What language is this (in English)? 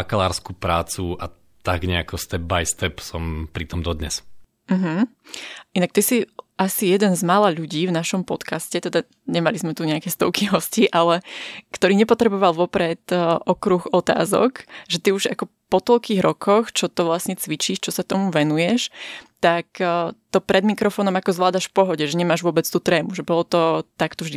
Slovak